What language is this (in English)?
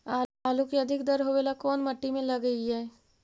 Magahi